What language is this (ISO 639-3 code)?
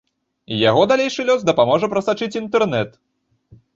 bel